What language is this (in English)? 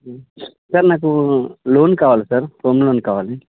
Telugu